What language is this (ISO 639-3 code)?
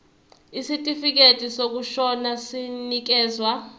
zul